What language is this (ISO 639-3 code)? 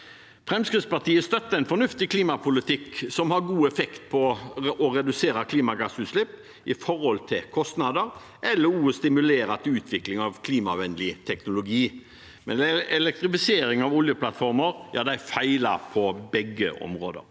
nor